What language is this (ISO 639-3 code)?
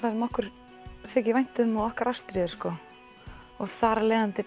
isl